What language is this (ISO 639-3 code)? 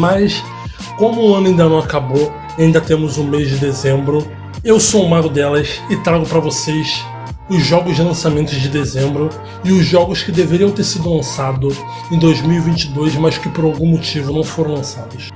por